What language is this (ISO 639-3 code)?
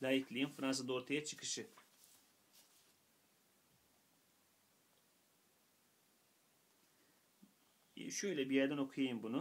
tur